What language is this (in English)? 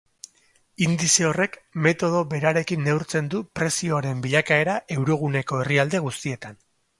Basque